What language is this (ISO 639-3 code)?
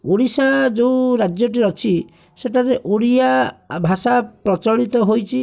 ori